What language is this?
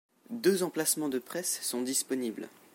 French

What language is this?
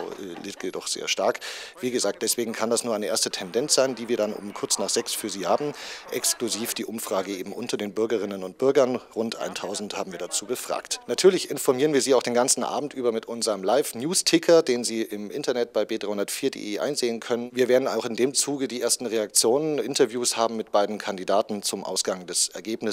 German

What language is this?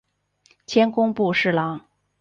Chinese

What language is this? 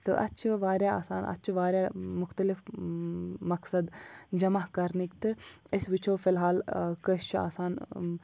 Kashmiri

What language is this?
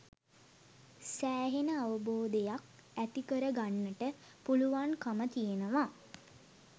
Sinhala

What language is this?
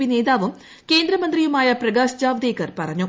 Malayalam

